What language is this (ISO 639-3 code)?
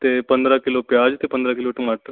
pan